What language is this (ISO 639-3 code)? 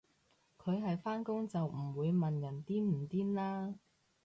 yue